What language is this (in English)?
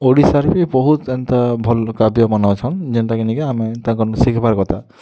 Odia